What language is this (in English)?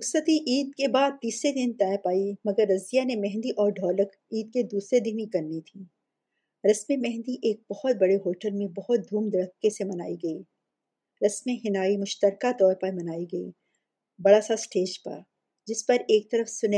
Urdu